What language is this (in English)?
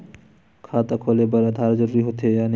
Chhattisgarhi